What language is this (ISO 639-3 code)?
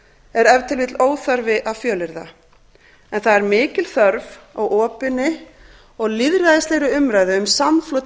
isl